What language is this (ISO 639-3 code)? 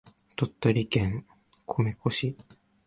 jpn